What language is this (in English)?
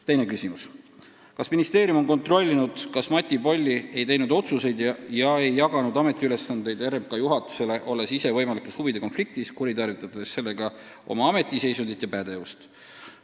Estonian